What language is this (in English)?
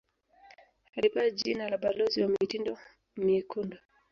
Swahili